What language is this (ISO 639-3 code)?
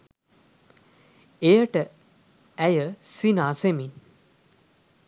sin